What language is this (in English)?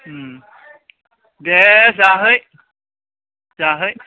Bodo